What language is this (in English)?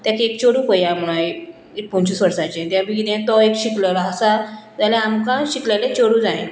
Konkani